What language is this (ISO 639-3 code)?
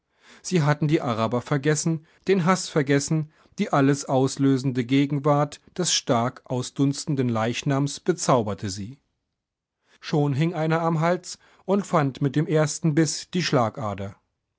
deu